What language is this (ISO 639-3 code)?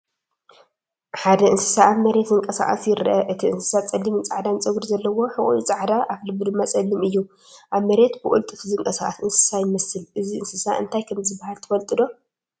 tir